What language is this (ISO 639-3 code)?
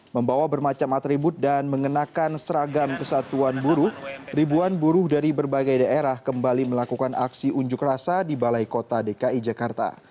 ind